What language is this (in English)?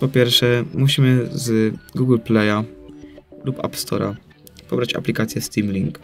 Polish